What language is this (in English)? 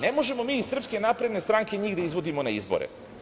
Serbian